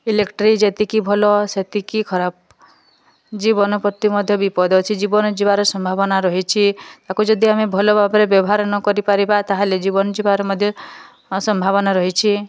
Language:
Odia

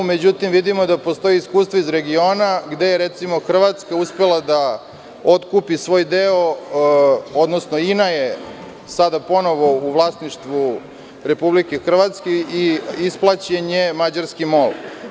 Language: Serbian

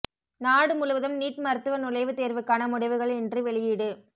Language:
Tamil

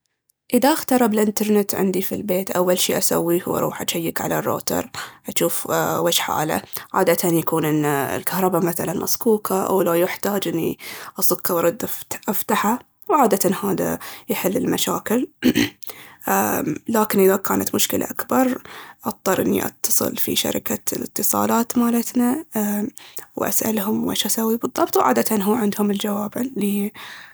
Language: Baharna Arabic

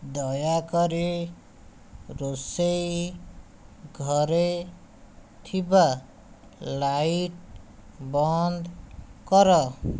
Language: Odia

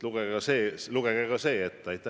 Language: Estonian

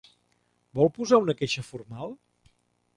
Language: Catalan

